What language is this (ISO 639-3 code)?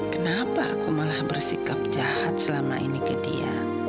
ind